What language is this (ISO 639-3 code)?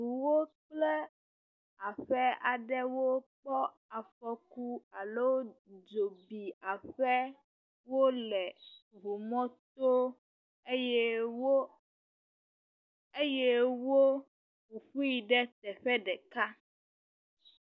ewe